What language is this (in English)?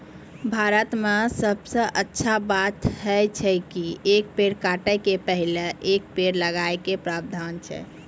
Maithili